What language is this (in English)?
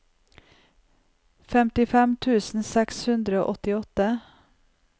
Norwegian